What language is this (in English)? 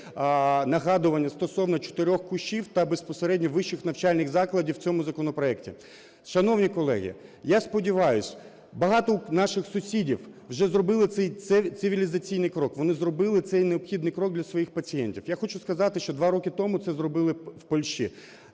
Ukrainian